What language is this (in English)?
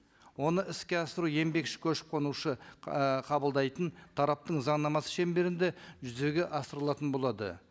Kazakh